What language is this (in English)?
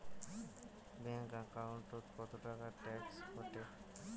Bangla